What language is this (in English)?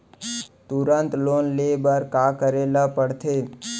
Chhattisgarhi